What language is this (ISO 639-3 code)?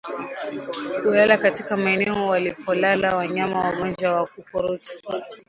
swa